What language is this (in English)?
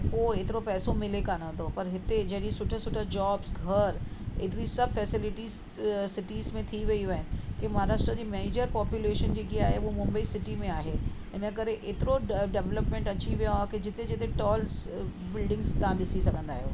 Sindhi